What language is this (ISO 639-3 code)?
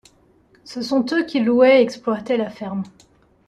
fra